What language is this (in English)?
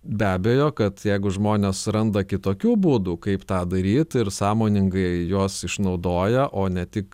Lithuanian